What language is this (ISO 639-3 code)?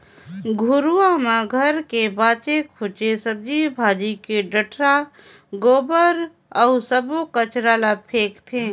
hne